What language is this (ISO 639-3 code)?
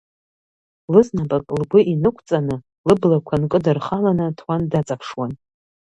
abk